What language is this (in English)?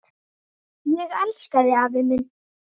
Icelandic